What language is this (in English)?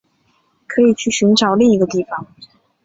Chinese